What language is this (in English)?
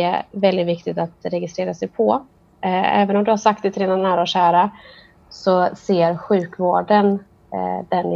Swedish